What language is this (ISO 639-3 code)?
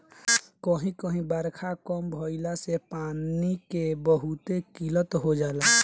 bho